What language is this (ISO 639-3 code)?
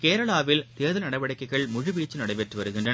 tam